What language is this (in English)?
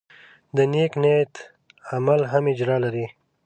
Pashto